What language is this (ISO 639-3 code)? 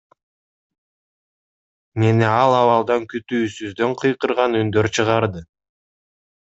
kir